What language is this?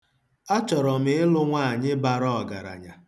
Igbo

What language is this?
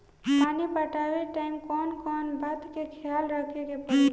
Bhojpuri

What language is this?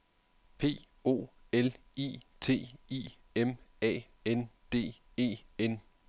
Danish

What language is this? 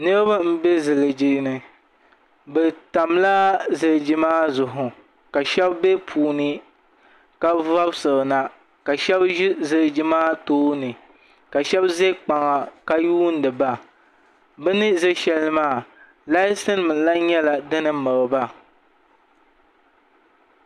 Dagbani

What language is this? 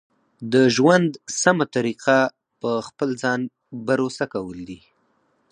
Pashto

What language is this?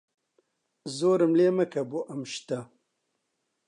Central Kurdish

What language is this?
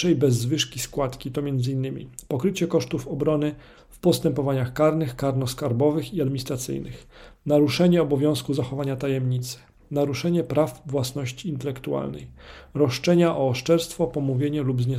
Polish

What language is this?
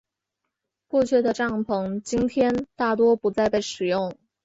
Chinese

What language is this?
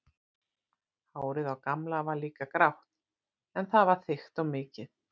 Icelandic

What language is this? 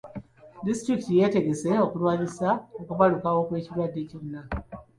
Ganda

